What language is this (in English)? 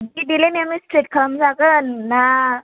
Bodo